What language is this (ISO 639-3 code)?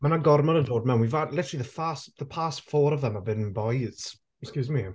cym